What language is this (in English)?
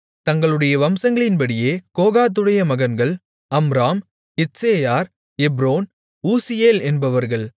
Tamil